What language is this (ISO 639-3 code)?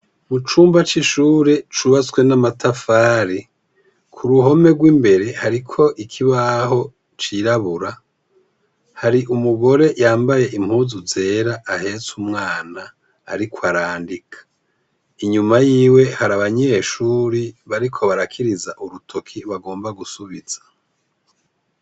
run